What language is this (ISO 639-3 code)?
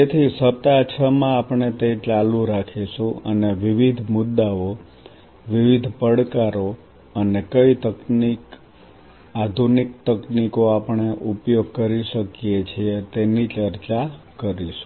guj